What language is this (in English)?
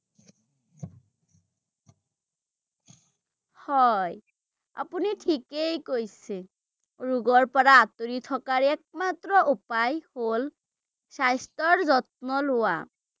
Assamese